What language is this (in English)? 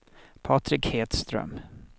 Swedish